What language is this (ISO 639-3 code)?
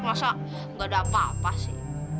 ind